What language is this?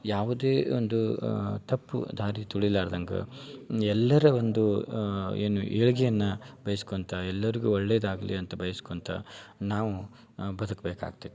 Kannada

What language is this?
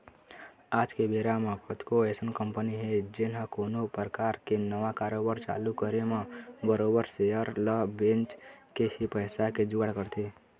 Chhattisgarhi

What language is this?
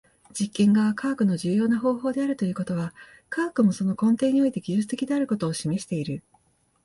Japanese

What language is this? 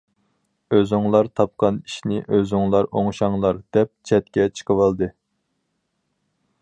Uyghur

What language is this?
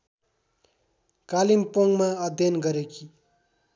Nepali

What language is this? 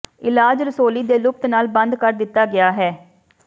Punjabi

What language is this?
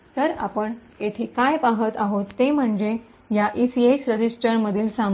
Marathi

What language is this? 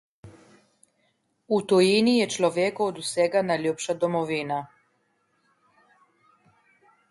Slovenian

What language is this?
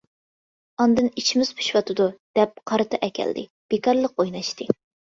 Uyghur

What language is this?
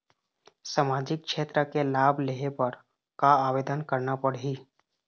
Chhattisgarhi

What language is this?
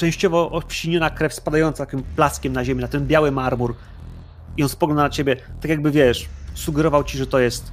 Polish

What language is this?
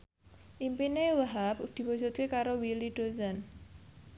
Javanese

